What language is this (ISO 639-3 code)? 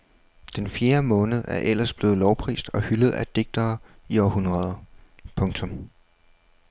dan